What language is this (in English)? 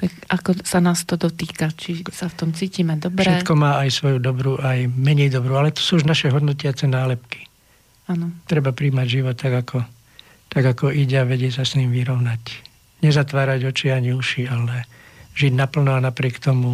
Slovak